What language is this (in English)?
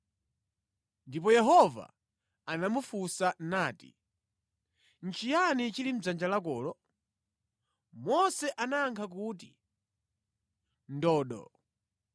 Nyanja